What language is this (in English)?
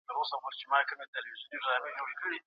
Pashto